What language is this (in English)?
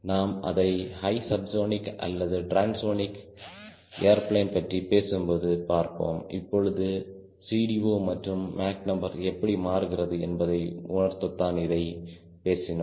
Tamil